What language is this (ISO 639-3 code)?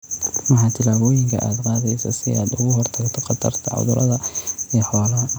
som